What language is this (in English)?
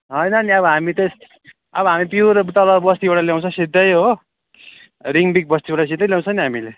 Nepali